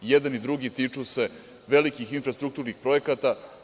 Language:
Serbian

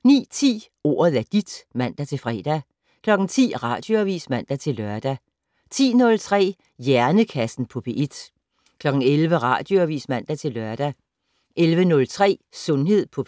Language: Danish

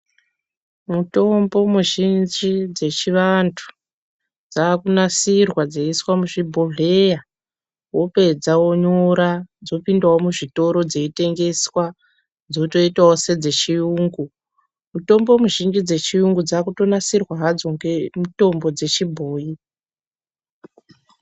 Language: Ndau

